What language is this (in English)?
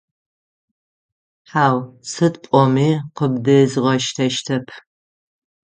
Adyghe